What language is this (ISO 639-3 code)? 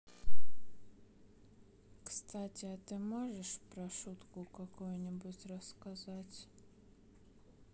rus